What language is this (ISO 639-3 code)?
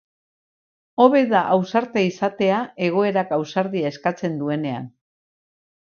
eus